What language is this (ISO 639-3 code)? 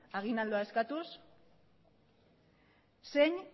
eus